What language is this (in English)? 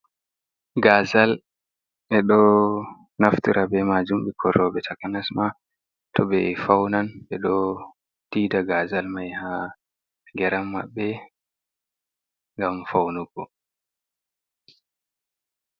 Fula